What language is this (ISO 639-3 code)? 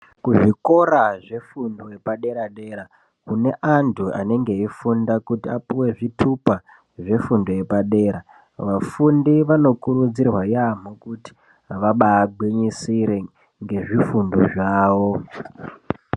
ndc